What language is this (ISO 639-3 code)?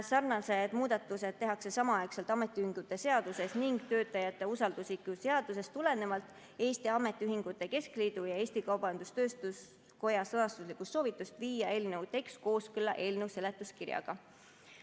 est